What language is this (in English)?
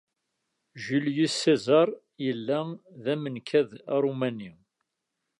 Kabyle